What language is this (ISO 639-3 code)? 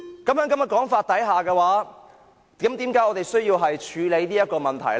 yue